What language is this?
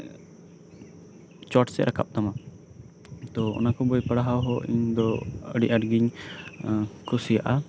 Santali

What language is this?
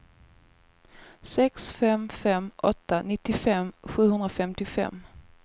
Swedish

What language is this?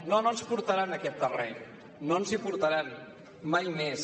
Catalan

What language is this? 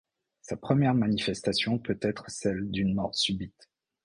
French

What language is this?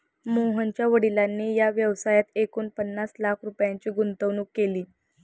Marathi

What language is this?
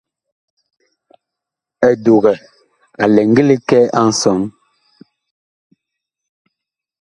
Bakoko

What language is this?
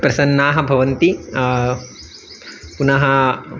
Sanskrit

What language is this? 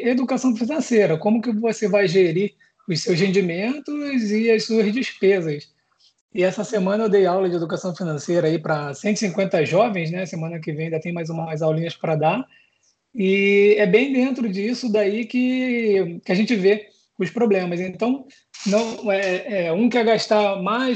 Portuguese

